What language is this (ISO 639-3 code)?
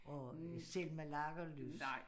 dan